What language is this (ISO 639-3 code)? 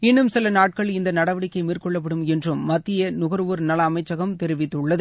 tam